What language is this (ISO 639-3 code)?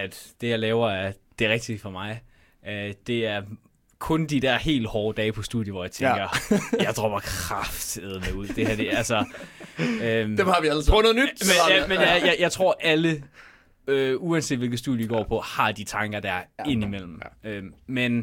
dan